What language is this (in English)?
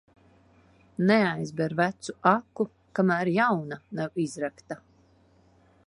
Latvian